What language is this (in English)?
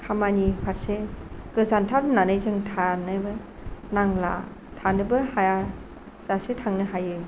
Bodo